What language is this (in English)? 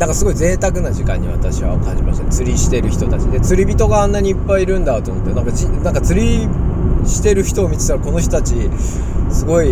Japanese